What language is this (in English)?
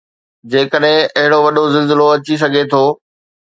Sindhi